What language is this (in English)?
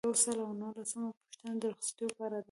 Pashto